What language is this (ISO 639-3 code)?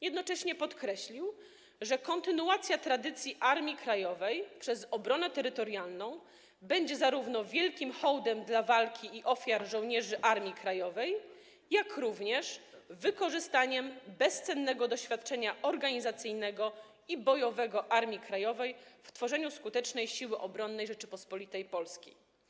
pol